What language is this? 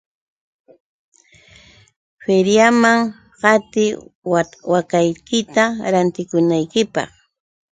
Yauyos Quechua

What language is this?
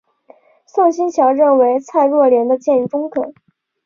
Chinese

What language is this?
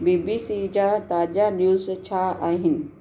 Sindhi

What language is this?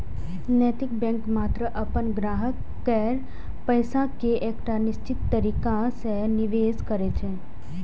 Maithili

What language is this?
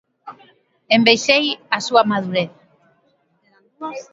Galician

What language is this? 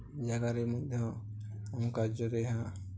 Odia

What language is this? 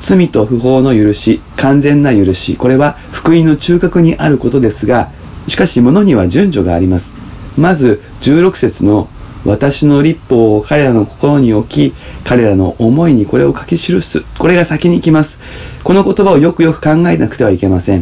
Japanese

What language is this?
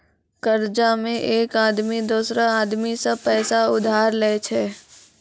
Maithili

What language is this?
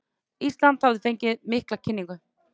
Icelandic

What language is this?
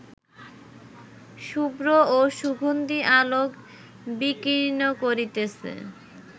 Bangla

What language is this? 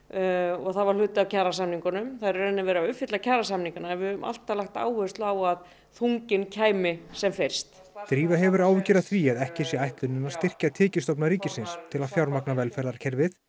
Icelandic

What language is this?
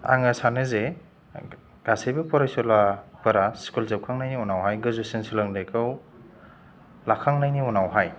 Bodo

